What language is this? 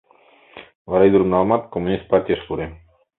Mari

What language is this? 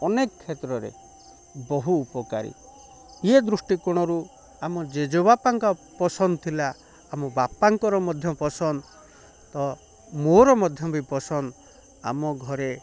Odia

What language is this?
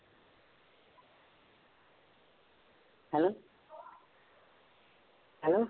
Punjabi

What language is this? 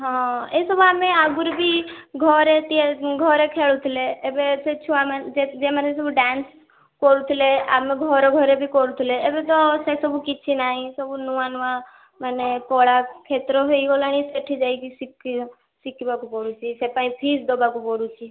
Odia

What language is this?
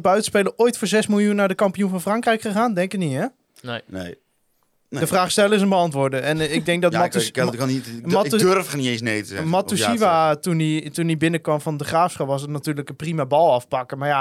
Dutch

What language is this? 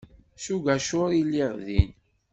Kabyle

